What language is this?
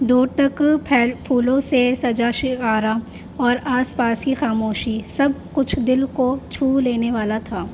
Urdu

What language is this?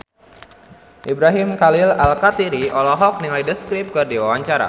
Sundanese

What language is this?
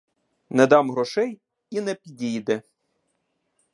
Ukrainian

